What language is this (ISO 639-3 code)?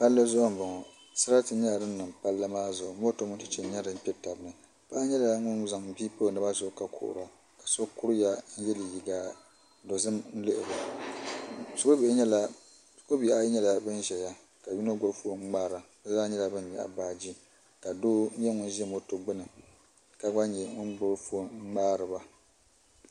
dag